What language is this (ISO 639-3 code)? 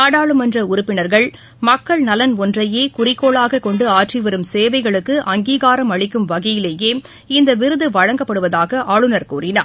tam